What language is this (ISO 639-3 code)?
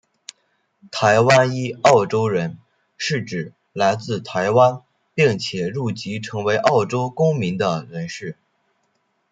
zho